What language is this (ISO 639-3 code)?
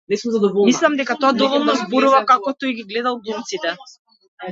mkd